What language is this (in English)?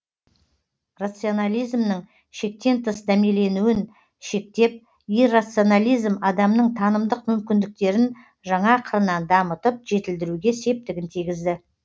Kazakh